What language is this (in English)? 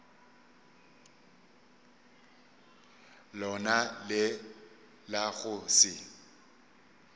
Northern Sotho